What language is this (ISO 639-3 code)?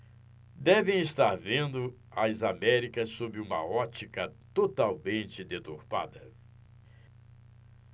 por